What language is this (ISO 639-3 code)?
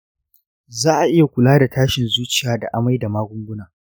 hau